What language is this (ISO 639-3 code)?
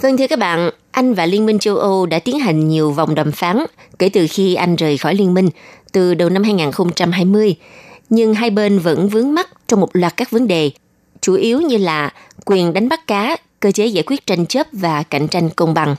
vie